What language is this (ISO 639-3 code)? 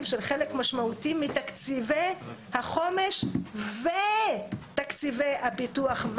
heb